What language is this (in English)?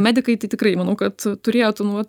Lithuanian